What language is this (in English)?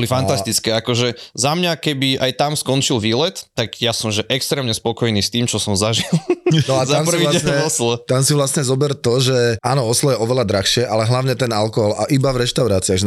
Slovak